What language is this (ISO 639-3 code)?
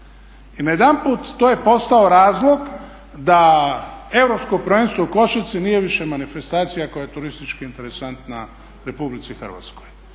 hrv